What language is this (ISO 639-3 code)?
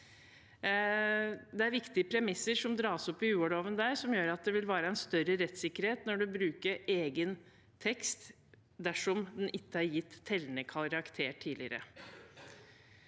nor